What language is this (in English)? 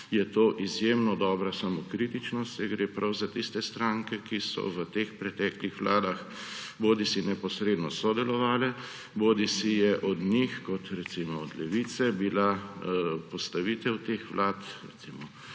Slovenian